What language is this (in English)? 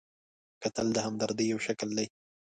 Pashto